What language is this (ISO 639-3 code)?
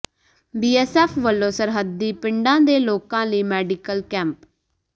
pan